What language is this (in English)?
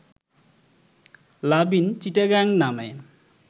Bangla